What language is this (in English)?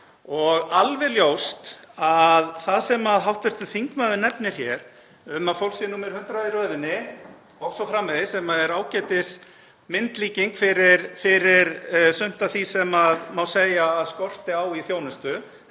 Icelandic